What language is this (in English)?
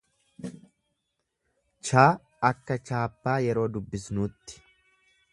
Oromo